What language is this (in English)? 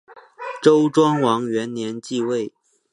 Chinese